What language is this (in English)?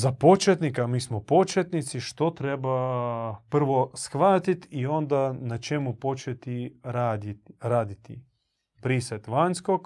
Croatian